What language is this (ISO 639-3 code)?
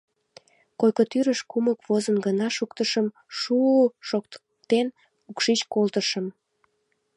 chm